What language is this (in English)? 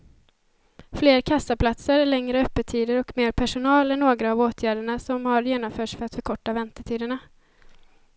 Swedish